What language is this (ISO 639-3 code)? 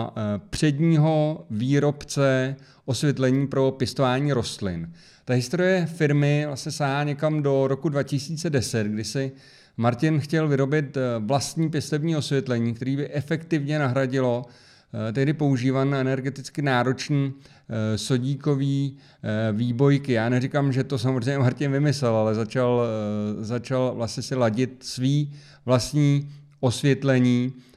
ces